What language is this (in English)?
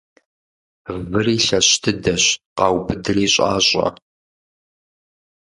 Kabardian